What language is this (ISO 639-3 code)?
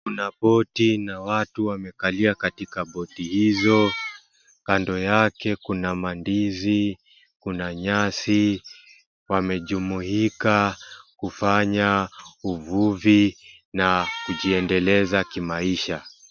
swa